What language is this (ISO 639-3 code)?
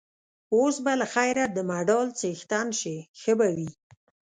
pus